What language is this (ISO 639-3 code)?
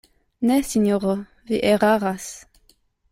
epo